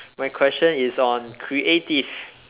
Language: English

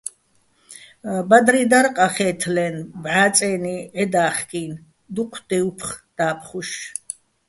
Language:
Bats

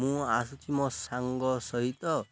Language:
Odia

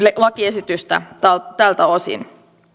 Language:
Finnish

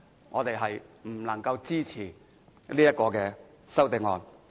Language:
Cantonese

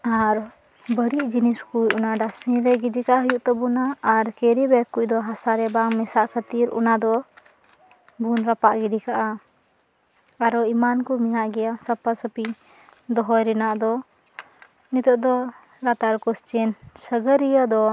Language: Santali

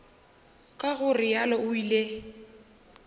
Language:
Northern Sotho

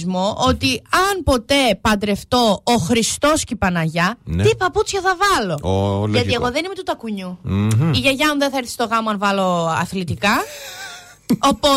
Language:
Greek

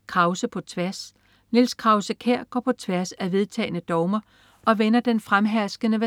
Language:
Danish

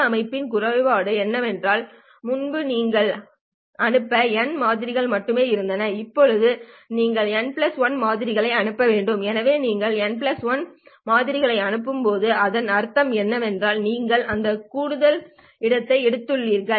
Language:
Tamil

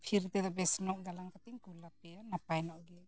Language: Santali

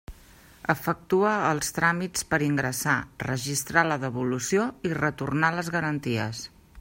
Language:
Catalan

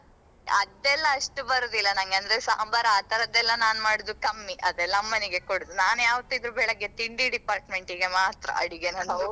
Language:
Kannada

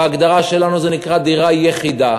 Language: Hebrew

